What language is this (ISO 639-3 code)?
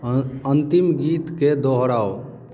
mai